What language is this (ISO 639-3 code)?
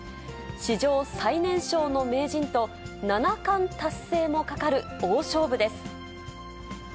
jpn